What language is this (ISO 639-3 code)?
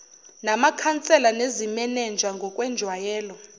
zul